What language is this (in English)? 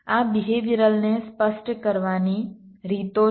Gujarati